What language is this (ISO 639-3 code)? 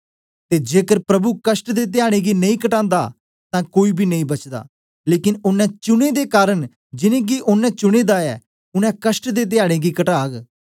doi